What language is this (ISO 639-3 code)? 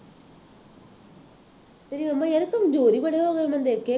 pan